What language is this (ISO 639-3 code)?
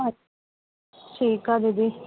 snd